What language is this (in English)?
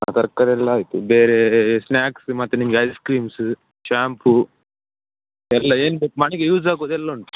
Kannada